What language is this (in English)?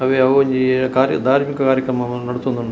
Tulu